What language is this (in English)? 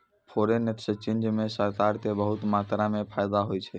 Maithili